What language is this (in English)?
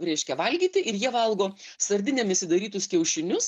Lithuanian